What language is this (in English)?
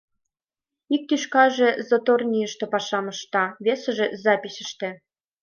Mari